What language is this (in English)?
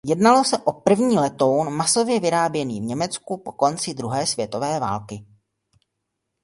Czech